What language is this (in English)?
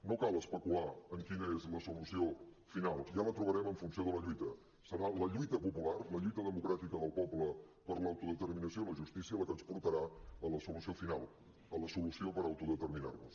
Catalan